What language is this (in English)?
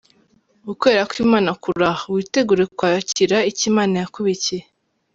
Kinyarwanda